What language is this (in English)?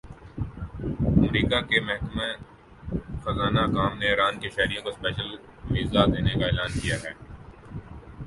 Urdu